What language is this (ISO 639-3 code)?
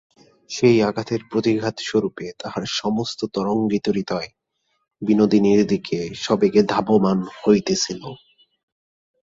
ben